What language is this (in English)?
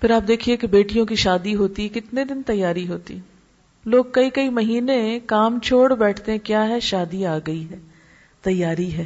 Urdu